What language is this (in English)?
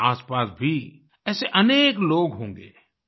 Hindi